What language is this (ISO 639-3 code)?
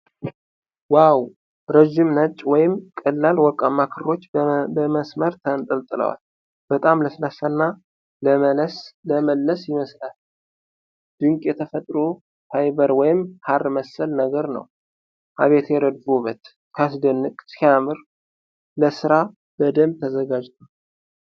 amh